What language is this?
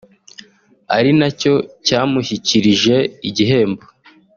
Kinyarwanda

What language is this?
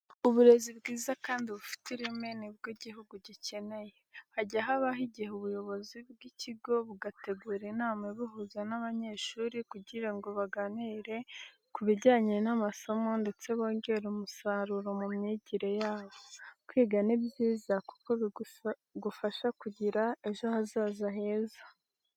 Kinyarwanda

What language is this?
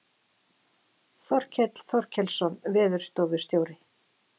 Icelandic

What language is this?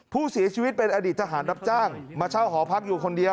Thai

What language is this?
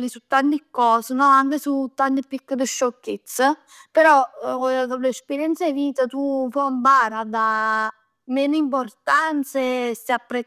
Neapolitan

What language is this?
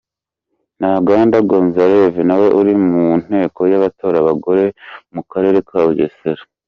Kinyarwanda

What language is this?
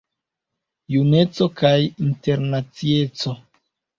Esperanto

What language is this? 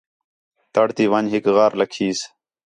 Khetrani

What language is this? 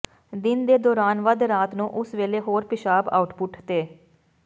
Punjabi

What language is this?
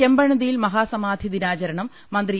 Malayalam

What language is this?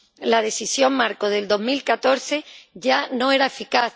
Spanish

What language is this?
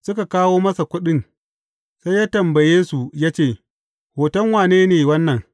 Hausa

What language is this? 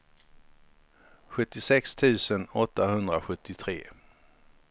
Swedish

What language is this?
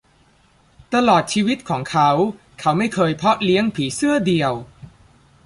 Thai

